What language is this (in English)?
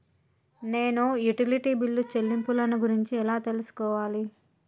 Telugu